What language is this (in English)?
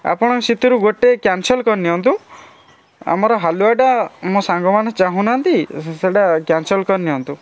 Odia